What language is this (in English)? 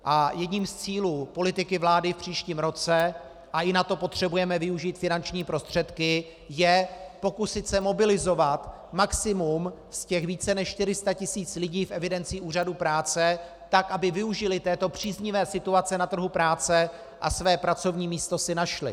Czech